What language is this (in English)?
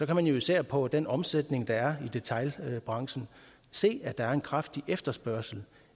Danish